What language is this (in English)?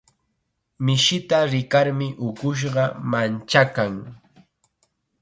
Chiquián Ancash Quechua